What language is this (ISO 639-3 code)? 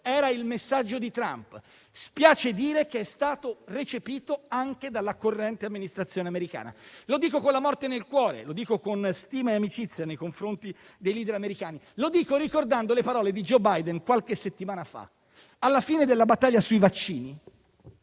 ita